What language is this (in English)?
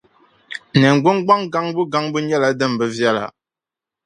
Dagbani